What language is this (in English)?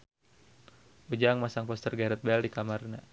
Sundanese